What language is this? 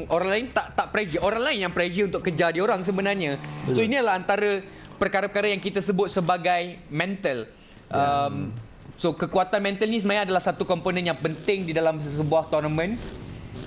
Malay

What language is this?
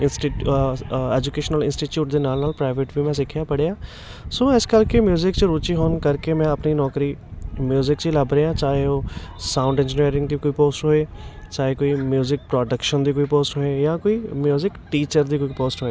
Punjabi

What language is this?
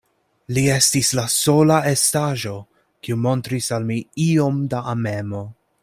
Esperanto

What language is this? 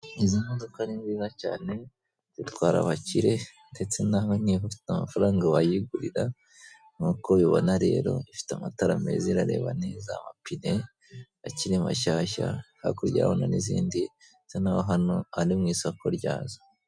Kinyarwanda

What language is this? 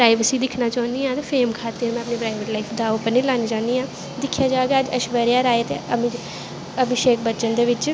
Dogri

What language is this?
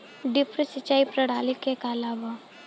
Bhojpuri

